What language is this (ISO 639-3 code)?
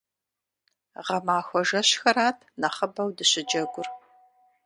kbd